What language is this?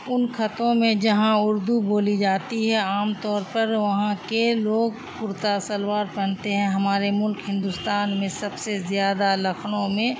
Urdu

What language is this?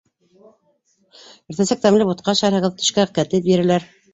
Bashkir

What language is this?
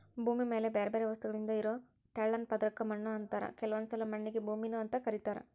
Kannada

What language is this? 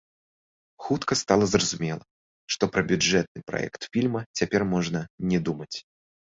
Belarusian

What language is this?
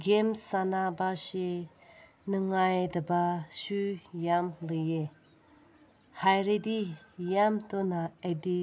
Manipuri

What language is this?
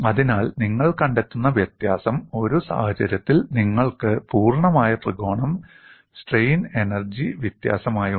Malayalam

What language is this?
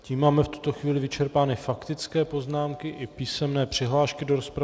Czech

